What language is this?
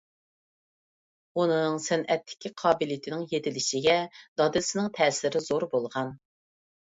Uyghur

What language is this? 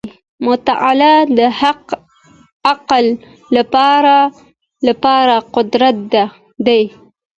Pashto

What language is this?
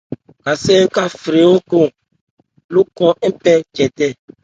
Ebrié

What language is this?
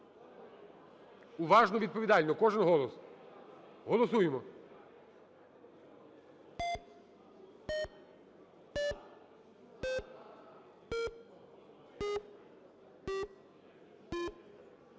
Ukrainian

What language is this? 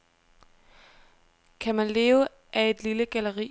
Danish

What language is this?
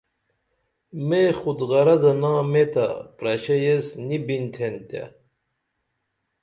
Dameli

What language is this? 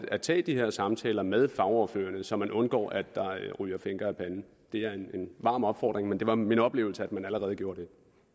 Danish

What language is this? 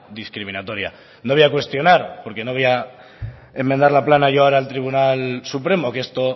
Spanish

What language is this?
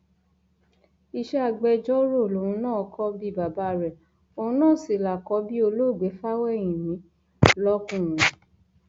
Yoruba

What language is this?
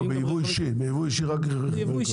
Hebrew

